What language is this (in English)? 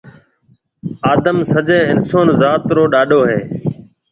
Marwari (Pakistan)